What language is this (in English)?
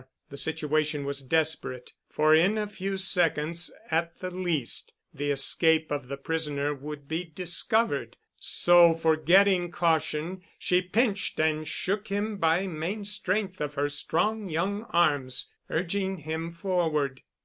English